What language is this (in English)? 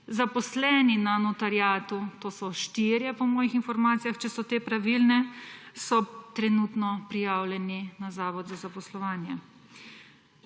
Slovenian